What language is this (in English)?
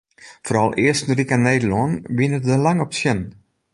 Western Frisian